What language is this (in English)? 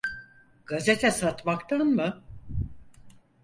Turkish